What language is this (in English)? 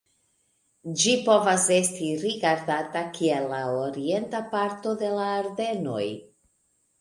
Esperanto